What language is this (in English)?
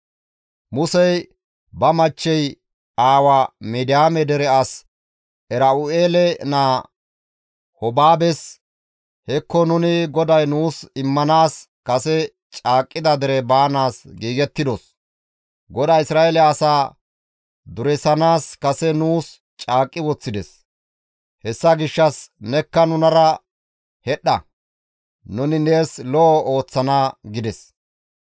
Gamo